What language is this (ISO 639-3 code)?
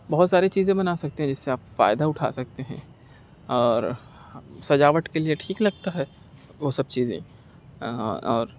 urd